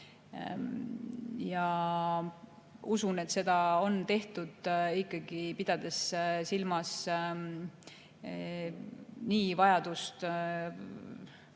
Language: Estonian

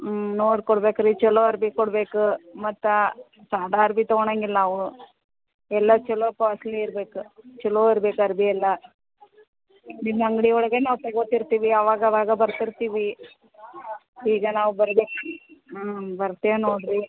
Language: Kannada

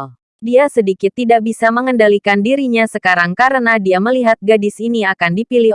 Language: Indonesian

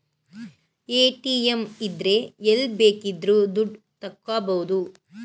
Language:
Kannada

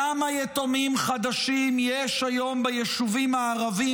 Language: Hebrew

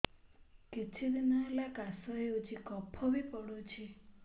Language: Odia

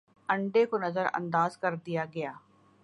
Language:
Urdu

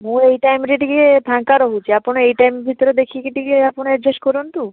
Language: Odia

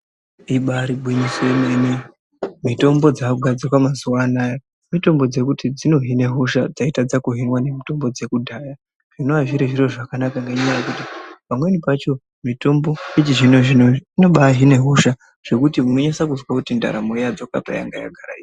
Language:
Ndau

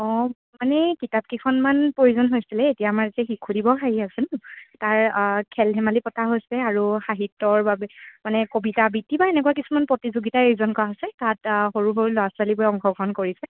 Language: Assamese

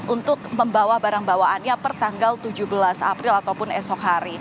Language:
Indonesian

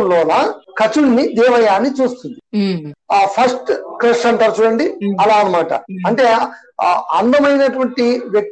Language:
Telugu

